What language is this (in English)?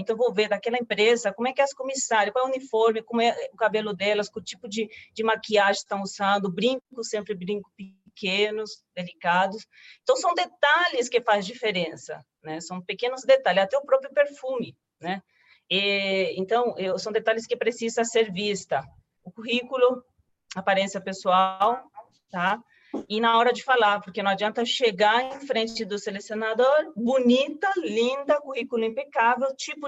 Portuguese